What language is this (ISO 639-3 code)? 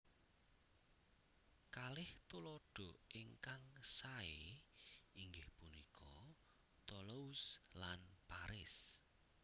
jav